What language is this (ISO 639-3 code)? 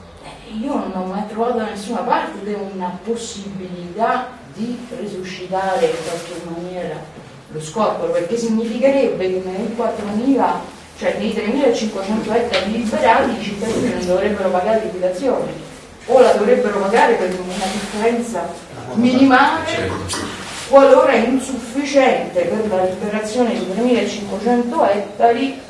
ita